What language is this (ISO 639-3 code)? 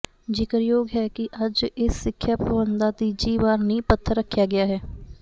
pan